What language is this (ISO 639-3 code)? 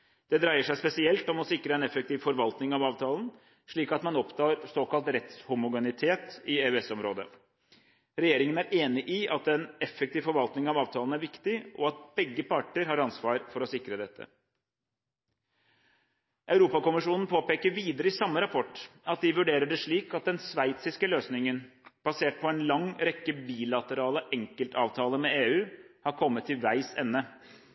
nob